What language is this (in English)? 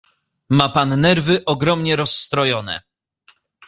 Polish